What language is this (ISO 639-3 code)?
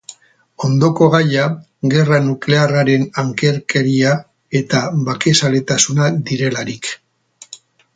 eus